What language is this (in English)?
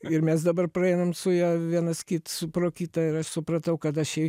Lithuanian